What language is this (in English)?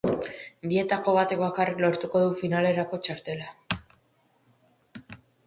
Basque